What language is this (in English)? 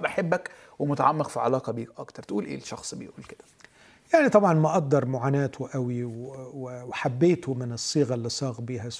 Arabic